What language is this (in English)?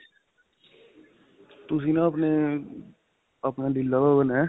Punjabi